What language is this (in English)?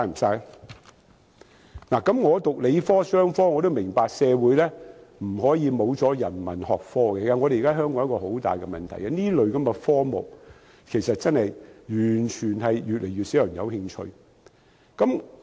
Cantonese